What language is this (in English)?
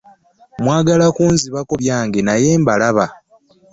Ganda